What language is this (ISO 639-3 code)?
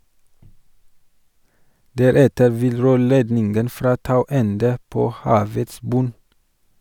nor